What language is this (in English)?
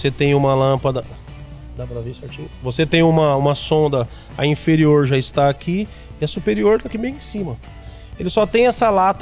Portuguese